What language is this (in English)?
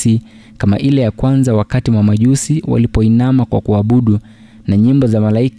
Swahili